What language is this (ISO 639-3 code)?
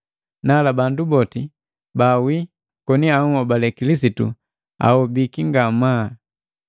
mgv